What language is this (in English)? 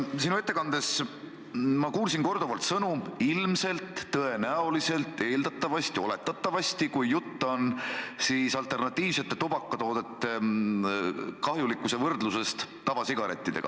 Estonian